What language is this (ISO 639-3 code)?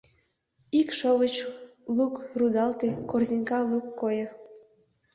chm